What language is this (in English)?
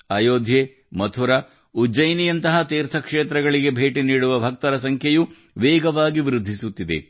Kannada